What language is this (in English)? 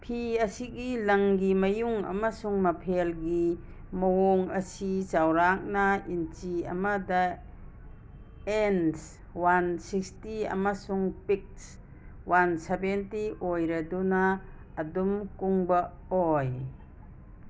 Manipuri